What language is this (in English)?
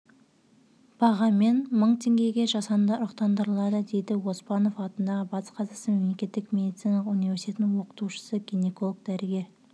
Kazakh